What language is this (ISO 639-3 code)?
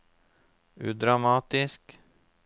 nor